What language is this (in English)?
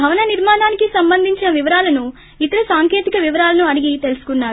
Telugu